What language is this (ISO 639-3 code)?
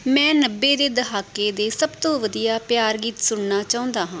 pan